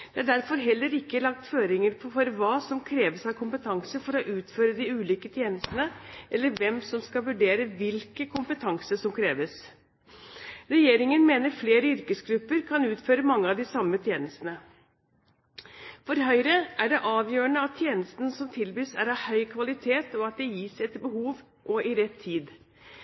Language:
Norwegian Bokmål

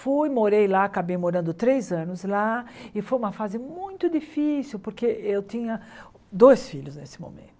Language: Portuguese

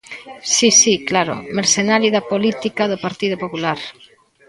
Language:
Galician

